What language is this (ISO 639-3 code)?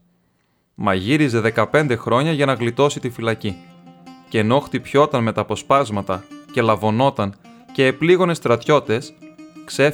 ell